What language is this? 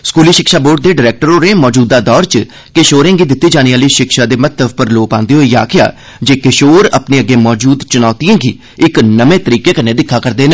Dogri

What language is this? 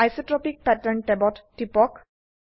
Assamese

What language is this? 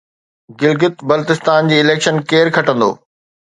Sindhi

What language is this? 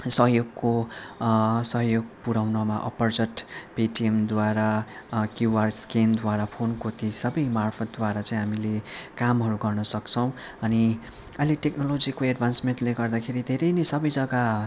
Nepali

